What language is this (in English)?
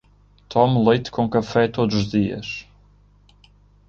Portuguese